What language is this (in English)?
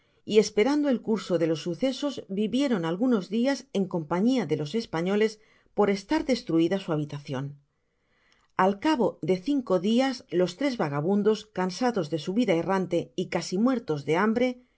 Spanish